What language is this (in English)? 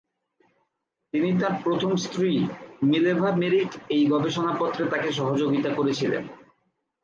Bangla